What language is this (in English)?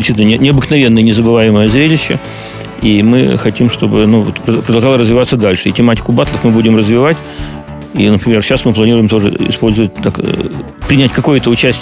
Russian